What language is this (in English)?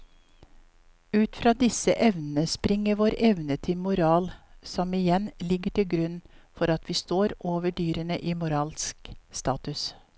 Norwegian